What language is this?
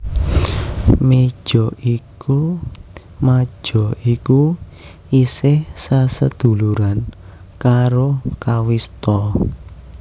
Javanese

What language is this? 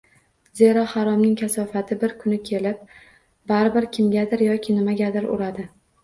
Uzbek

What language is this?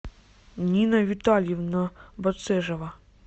Russian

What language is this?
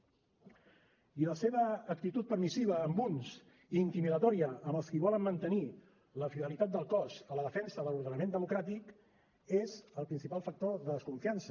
Catalan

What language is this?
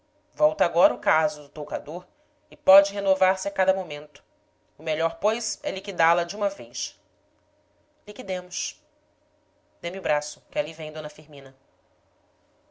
Portuguese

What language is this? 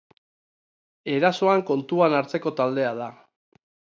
Basque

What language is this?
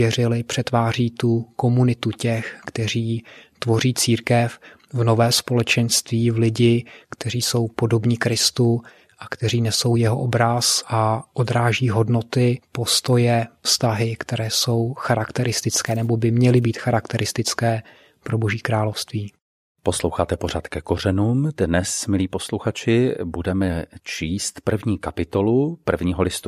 Czech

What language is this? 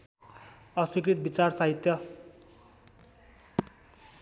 Nepali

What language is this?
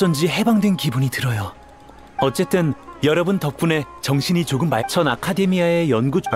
Korean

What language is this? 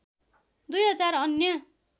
Nepali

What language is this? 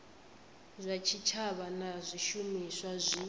Venda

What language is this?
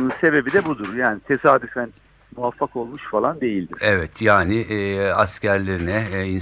Turkish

